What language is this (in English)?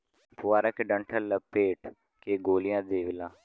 Bhojpuri